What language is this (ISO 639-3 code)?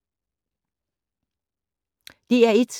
dan